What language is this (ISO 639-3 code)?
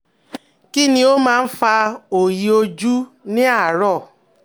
yor